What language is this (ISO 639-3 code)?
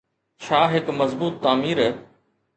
snd